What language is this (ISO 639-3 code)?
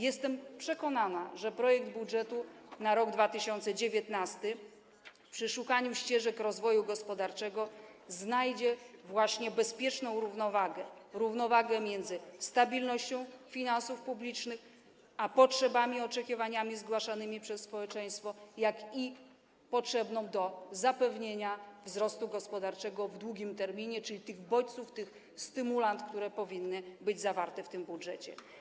pol